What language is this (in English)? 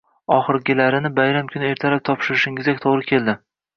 Uzbek